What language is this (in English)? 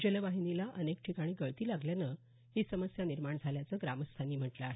Marathi